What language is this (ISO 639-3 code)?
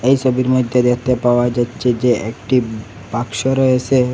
ben